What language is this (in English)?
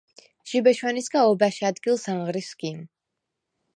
Svan